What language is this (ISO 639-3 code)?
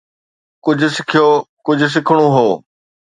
snd